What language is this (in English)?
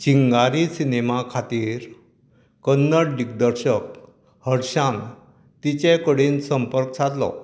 Konkani